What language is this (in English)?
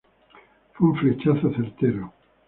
Spanish